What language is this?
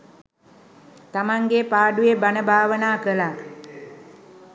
Sinhala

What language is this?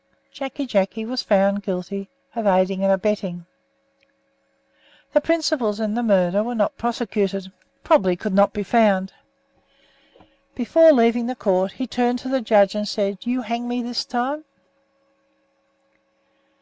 English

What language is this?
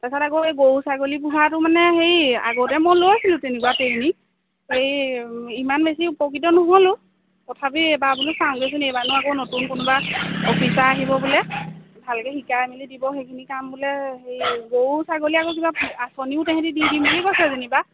Assamese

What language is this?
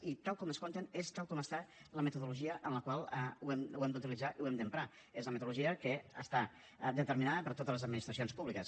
Catalan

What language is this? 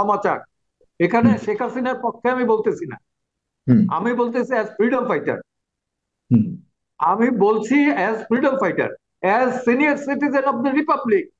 Bangla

